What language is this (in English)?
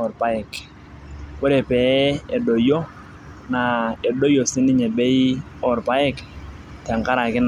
Masai